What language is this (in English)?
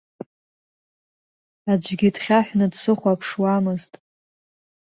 Abkhazian